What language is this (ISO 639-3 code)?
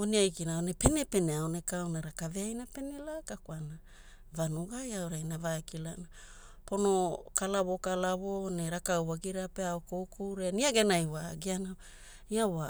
hul